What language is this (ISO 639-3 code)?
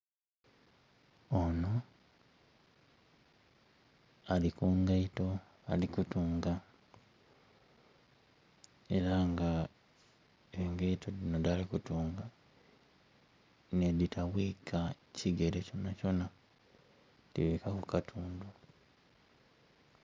xog